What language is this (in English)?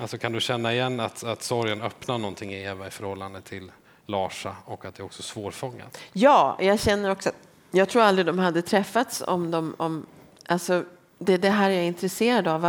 Swedish